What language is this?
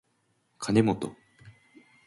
Japanese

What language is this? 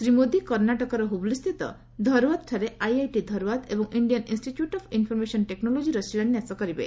Odia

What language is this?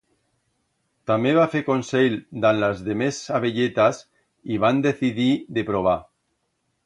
Aragonese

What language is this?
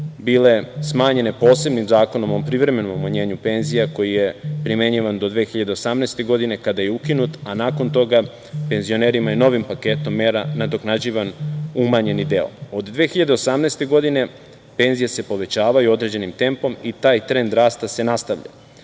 Serbian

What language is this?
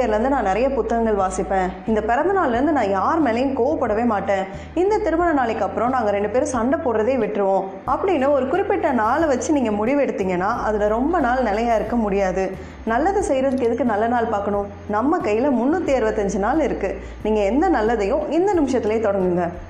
Tamil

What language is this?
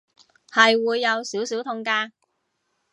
Cantonese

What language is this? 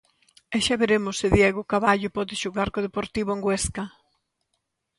Galician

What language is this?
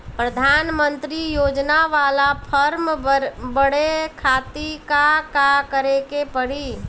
Bhojpuri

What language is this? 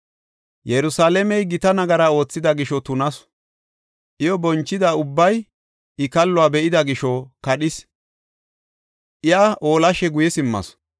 Gofa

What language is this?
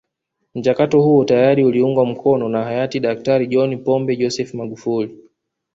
Swahili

